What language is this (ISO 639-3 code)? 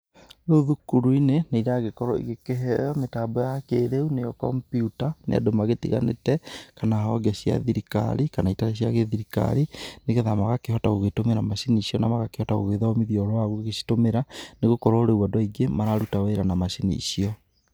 kik